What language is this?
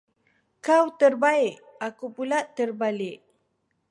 Malay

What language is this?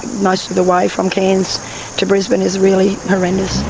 English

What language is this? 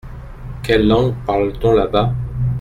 French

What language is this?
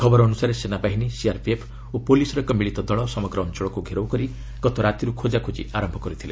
Odia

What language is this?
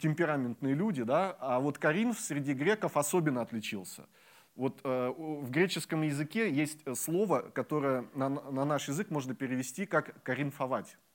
Russian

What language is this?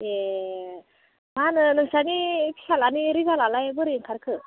Bodo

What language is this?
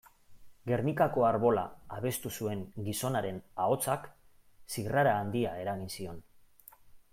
Basque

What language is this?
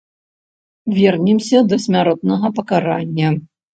Belarusian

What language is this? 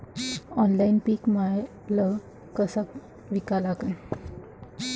Marathi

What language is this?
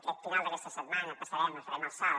Catalan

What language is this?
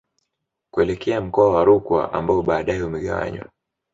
Swahili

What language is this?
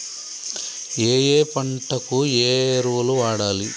Telugu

